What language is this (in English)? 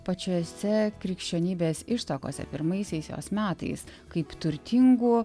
Lithuanian